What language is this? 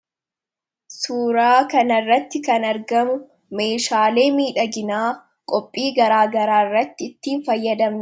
Oromo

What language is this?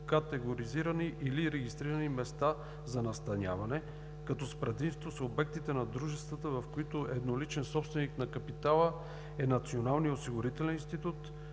Bulgarian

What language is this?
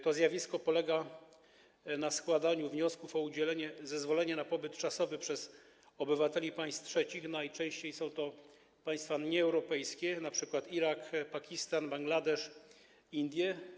Polish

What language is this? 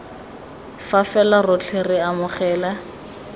Tswana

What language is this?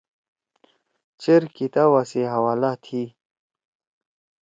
Torwali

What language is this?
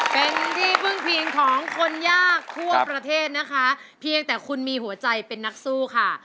Thai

